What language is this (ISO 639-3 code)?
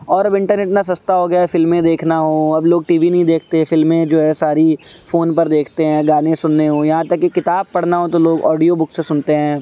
urd